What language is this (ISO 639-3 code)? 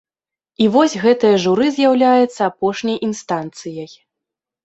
bel